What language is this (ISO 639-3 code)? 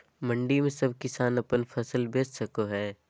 mag